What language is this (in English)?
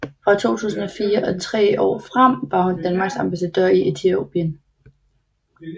Danish